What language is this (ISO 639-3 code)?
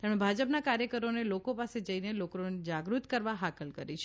guj